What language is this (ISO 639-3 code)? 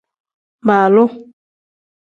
kdh